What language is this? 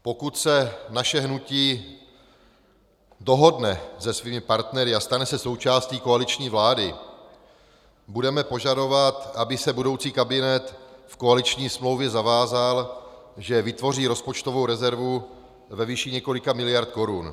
Czech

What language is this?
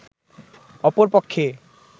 Bangla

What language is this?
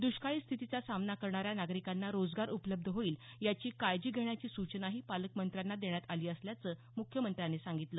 Marathi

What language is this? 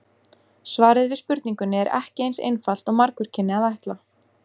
Icelandic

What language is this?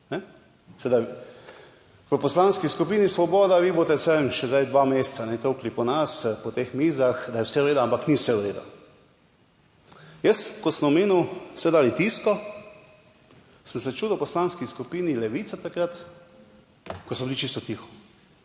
Slovenian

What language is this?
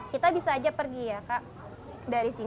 Indonesian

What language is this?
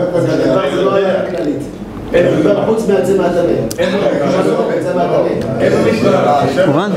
Hebrew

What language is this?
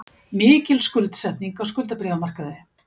Icelandic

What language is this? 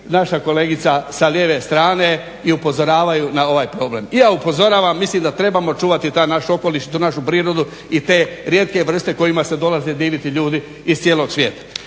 Croatian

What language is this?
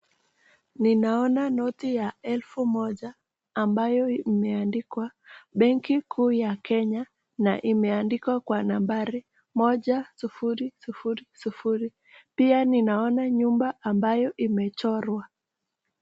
Swahili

